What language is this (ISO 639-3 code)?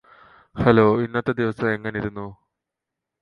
mal